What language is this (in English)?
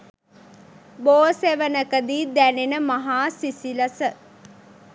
Sinhala